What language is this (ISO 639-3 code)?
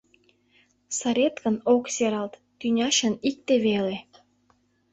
chm